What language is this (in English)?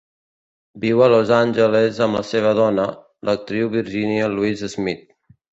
Catalan